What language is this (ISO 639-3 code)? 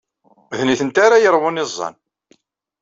kab